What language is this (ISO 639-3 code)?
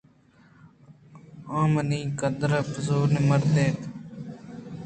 bgp